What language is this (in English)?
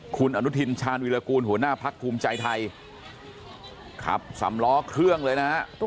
Thai